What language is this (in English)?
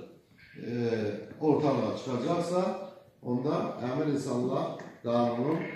Turkish